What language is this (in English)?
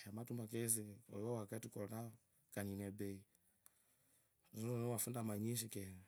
Kabras